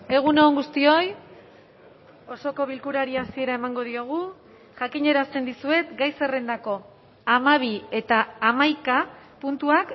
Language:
Basque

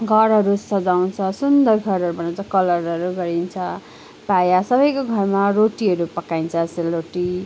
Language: Nepali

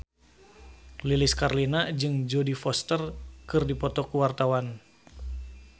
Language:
Sundanese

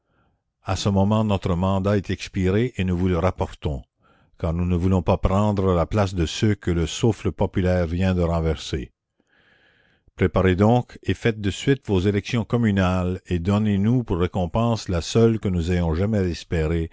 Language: French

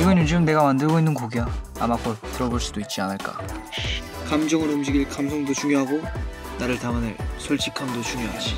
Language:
Korean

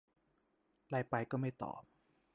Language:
Thai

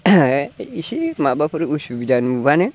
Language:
Bodo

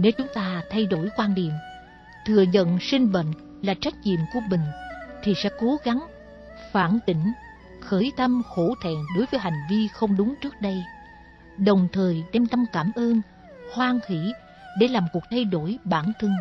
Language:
Vietnamese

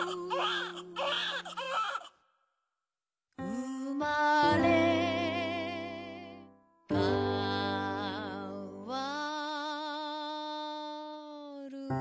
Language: Japanese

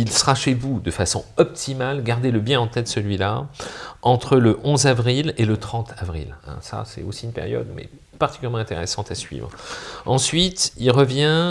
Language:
French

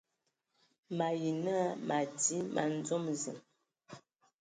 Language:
Ewondo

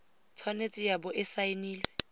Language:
Tswana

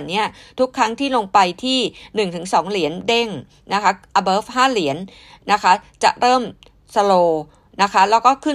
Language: Thai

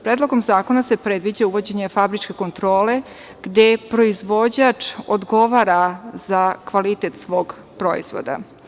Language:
Serbian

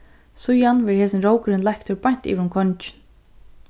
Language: Faroese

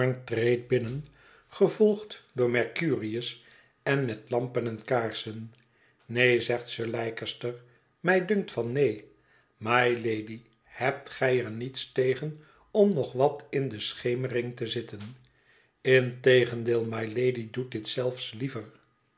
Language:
Dutch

